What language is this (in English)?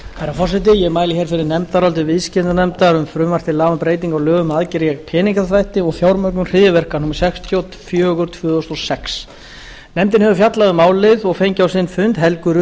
Icelandic